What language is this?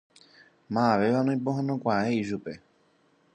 Guarani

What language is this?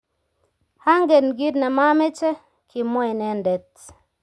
Kalenjin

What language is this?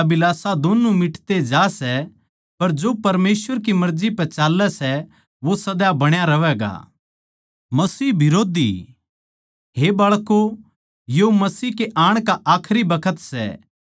Haryanvi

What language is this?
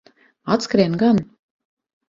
Latvian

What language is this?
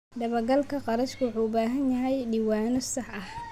Somali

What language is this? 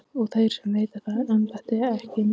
Icelandic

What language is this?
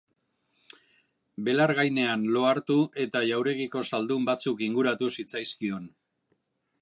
Basque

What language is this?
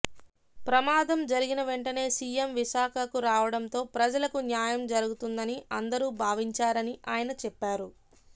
Telugu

